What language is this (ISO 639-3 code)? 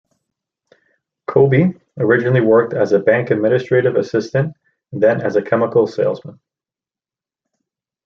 eng